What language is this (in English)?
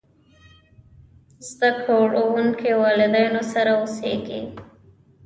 Pashto